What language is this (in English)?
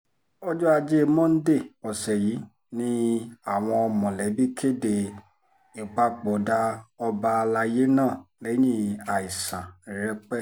Yoruba